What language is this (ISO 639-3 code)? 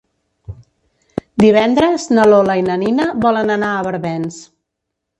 cat